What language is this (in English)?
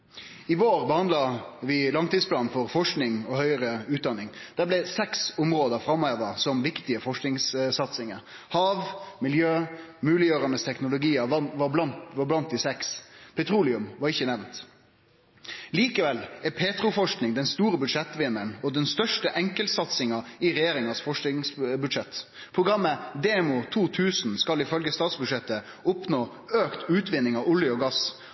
Norwegian Nynorsk